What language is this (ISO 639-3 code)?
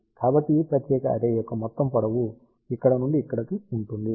tel